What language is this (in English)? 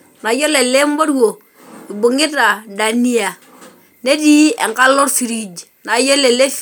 Masai